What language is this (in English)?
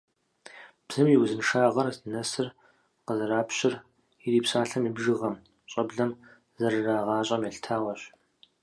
Kabardian